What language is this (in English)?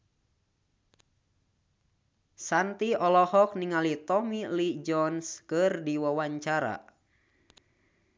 Sundanese